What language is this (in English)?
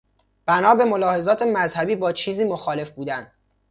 Persian